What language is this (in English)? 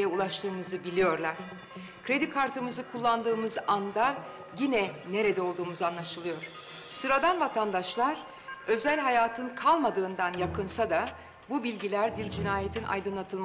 Turkish